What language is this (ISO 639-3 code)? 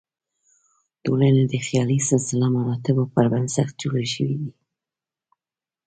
pus